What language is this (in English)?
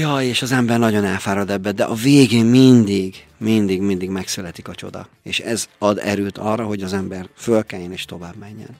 Hungarian